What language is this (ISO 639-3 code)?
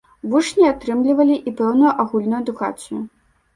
bel